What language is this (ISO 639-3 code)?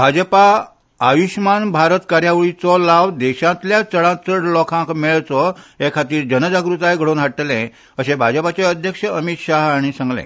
kok